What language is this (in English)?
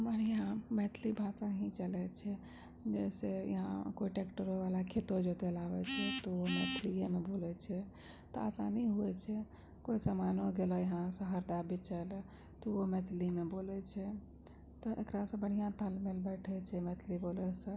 Maithili